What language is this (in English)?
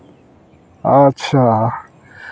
Santali